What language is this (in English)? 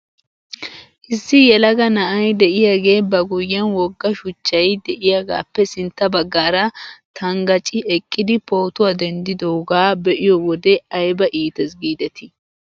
Wolaytta